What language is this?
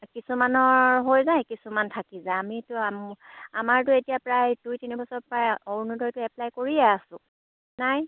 Assamese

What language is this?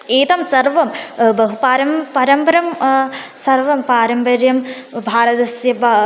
Sanskrit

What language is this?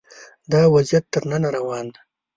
Pashto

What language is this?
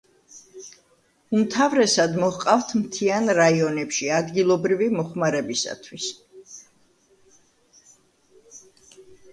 Georgian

